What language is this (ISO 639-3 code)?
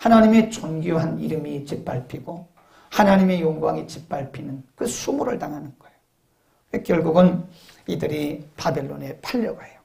kor